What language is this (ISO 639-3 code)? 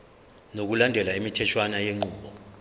zul